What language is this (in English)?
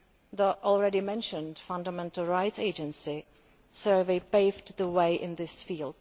English